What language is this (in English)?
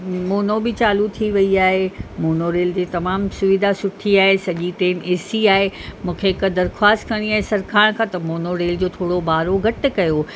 Sindhi